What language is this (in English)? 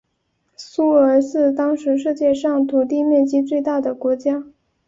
Chinese